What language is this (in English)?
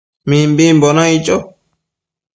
Matsés